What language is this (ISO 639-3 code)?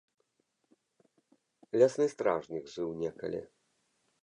bel